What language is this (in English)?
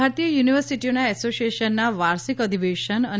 Gujarati